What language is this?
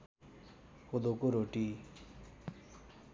Nepali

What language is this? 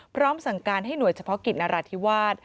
Thai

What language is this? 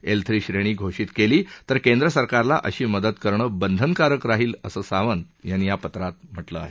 Marathi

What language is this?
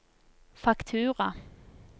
Norwegian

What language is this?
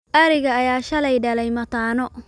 Somali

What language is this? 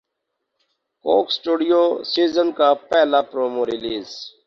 Urdu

